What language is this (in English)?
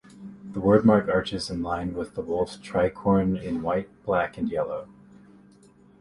English